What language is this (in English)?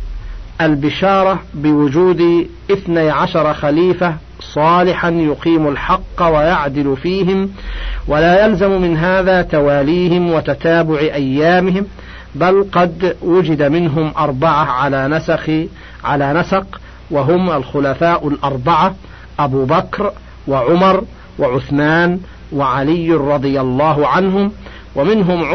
Arabic